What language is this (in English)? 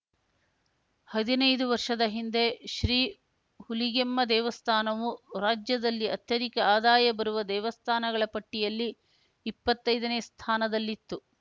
Kannada